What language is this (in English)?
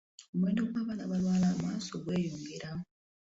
Ganda